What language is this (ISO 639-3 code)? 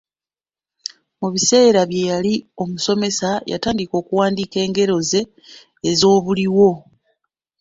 lug